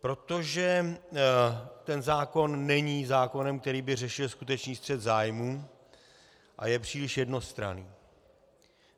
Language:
Czech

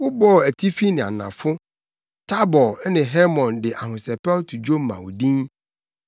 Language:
Akan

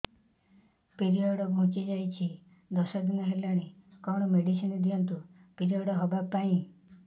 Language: Odia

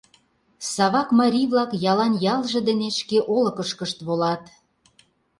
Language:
Mari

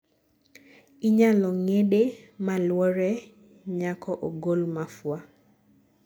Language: Luo (Kenya and Tanzania)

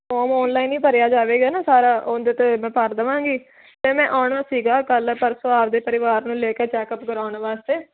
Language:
Punjabi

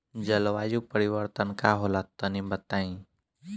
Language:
Bhojpuri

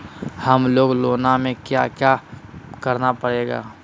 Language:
Magahi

